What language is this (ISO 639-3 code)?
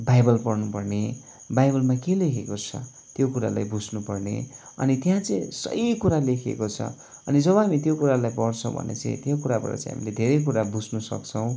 nep